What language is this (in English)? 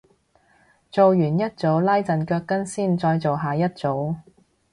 Cantonese